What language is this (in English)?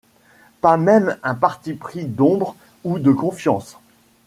French